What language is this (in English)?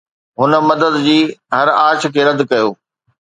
Sindhi